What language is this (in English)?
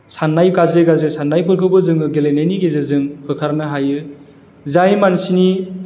Bodo